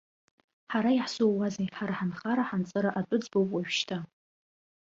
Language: Abkhazian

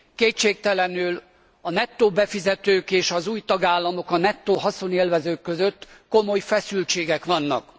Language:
Hungarian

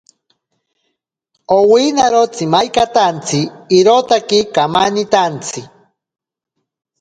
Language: Ashéninka Perené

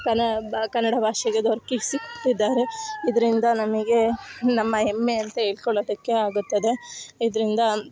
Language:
Kannada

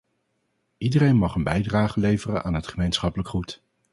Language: Dutch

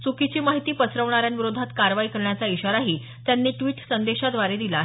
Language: Marathi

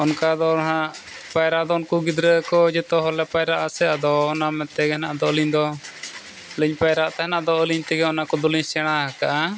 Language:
Santali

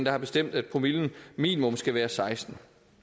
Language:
Danish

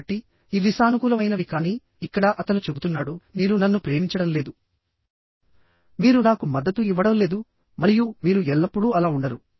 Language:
Telugu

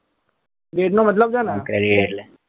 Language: Gujarati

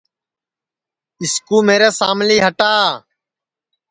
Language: Sansi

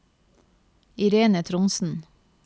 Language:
Norwegian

